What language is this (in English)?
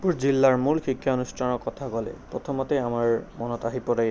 Assamese